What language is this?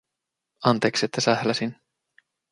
Finnish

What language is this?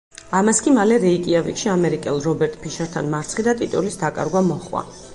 Georgian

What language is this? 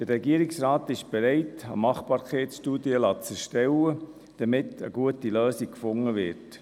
Swiss German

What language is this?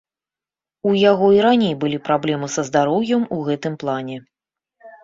Belarusian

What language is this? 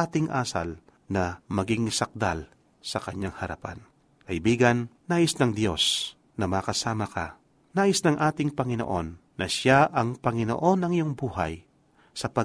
Filipino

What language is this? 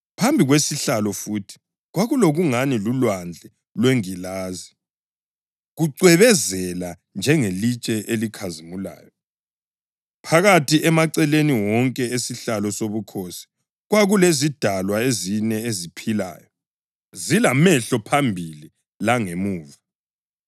North Ndebele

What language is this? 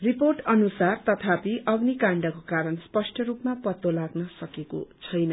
Nepali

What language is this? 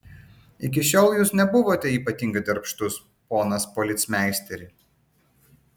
Lithuanian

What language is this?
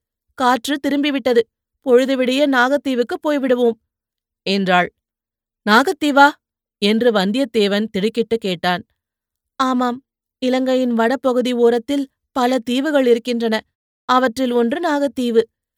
Tamil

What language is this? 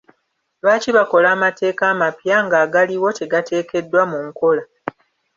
Ganda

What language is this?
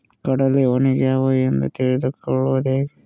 Kannada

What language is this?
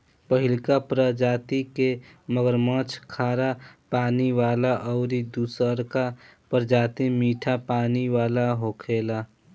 Bhojpuri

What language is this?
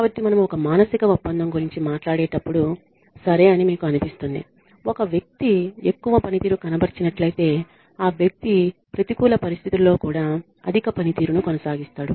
Telugu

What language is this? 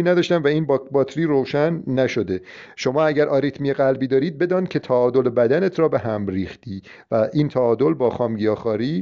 Persian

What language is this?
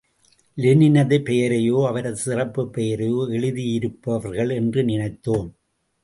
Tamil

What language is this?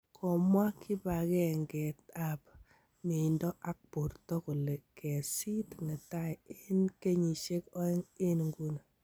Kalenjin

